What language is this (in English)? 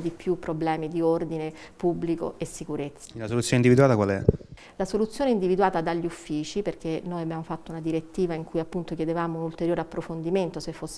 Italian